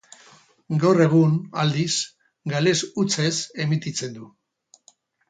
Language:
Basque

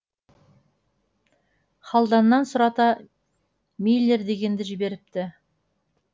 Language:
Kazakh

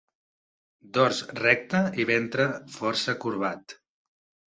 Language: Catalan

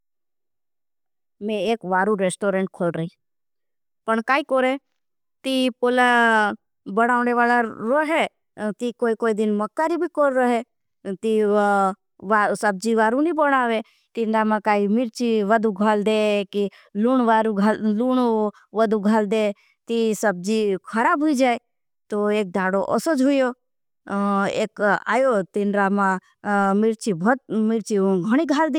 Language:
Bhili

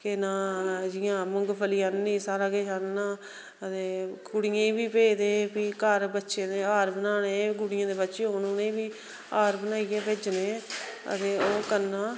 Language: Dogri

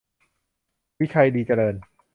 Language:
Thai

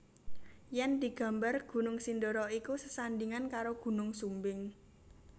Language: Javanese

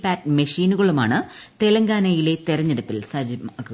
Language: Malayalam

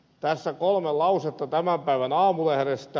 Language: Finnish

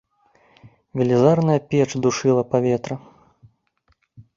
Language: Belarusian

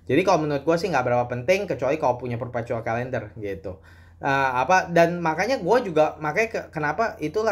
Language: Indonesian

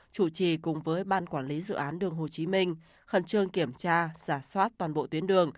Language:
Vietnamese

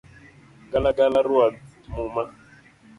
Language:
Luo (Kenya and Tanzania)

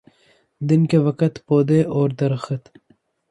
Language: Urdu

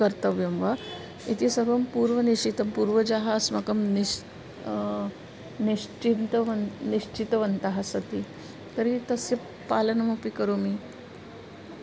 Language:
Sanskrit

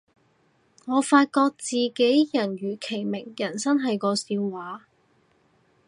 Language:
Cantonese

